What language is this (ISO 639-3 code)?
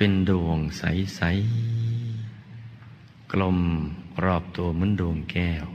tha